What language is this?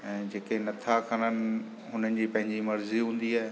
Sindhi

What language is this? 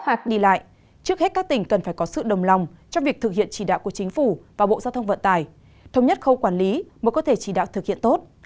Vietnamese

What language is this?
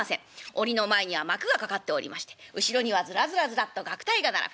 Japanese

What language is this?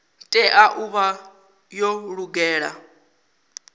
Venda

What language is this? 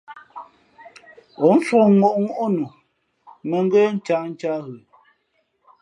Fe'fe'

